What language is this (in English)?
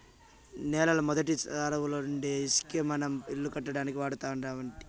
Telugu